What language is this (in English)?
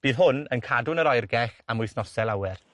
Welsh